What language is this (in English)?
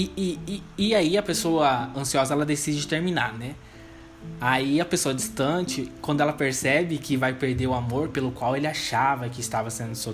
Portuguese